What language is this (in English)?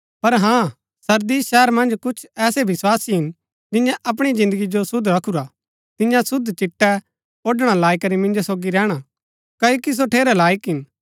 Gaddi